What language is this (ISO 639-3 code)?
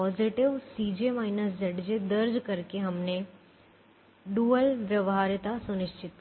hin